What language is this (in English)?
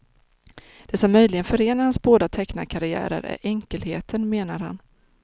Swedish